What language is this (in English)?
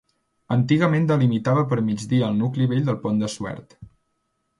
Catalan